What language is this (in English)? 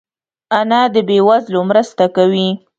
Pashto